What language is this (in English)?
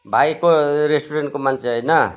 Nepali